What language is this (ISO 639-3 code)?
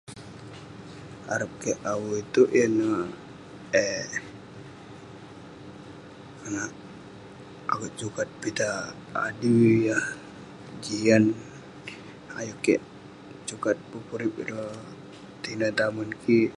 pne